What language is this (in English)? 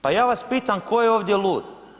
Croatian